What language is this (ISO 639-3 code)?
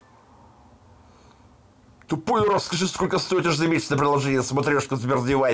rus